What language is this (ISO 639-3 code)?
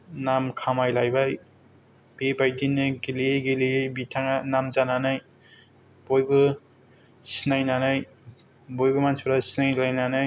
brx